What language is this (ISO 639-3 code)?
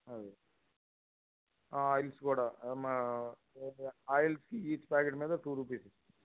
tel